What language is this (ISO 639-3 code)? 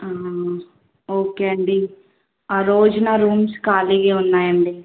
tel